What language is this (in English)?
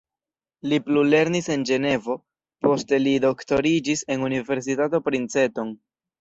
Esperanto